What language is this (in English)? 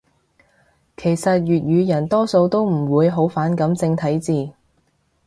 Cantonese